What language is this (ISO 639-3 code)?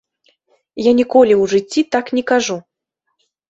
bel